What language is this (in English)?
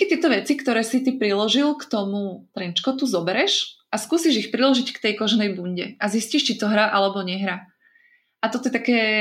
Slovak